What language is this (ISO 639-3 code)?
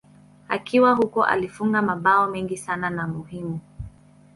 swa